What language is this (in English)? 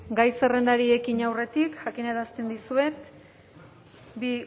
Basque